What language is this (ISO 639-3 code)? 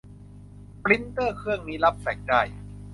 tha